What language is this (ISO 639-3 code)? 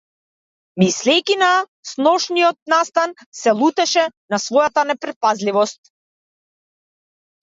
mkd